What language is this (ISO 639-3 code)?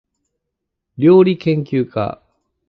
jpn